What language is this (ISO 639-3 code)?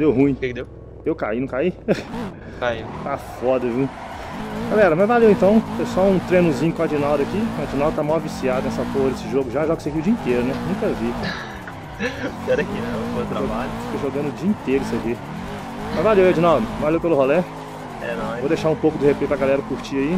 por